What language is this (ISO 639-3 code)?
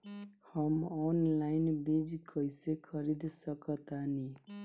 bho